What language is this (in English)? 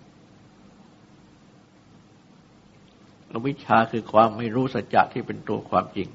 Thai